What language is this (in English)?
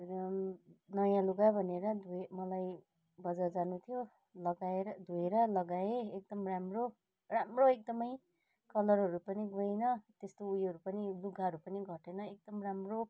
Nepali